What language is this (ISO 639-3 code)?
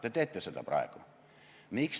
est